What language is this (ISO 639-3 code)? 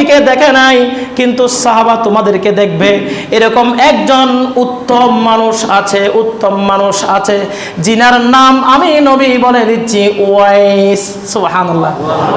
ind